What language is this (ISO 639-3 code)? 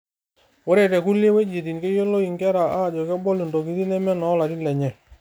mas